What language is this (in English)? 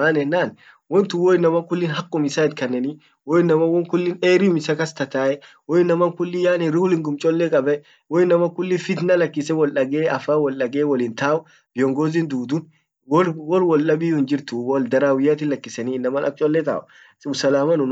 Orma